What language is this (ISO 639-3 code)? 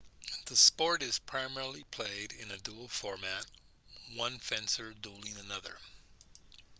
eng